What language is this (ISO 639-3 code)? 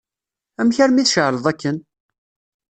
kab